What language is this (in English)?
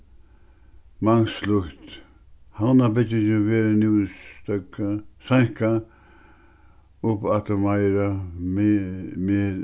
Faroese